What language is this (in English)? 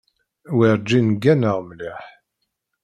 Kabyle